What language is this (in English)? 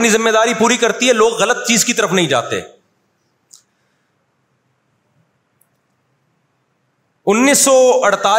Urdu